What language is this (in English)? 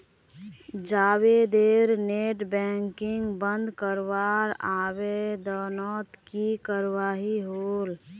Magahi